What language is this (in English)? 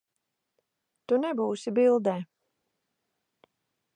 Latvian